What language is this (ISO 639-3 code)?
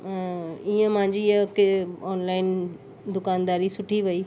snd